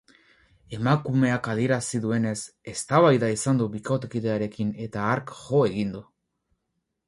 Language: Basque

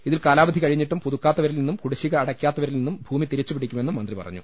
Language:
Malayalam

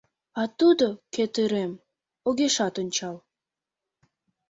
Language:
Mari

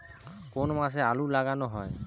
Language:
Bangla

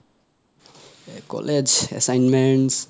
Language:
Assamese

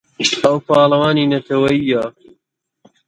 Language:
Central Kurdish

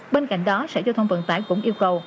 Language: Vietnamese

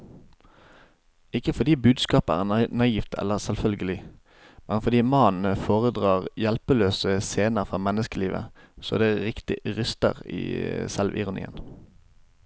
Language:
Norwegian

